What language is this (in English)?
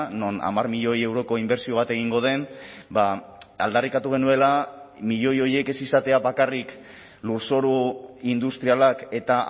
Basque